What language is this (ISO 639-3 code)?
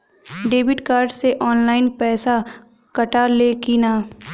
bho